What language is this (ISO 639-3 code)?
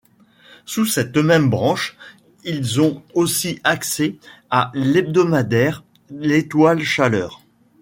fra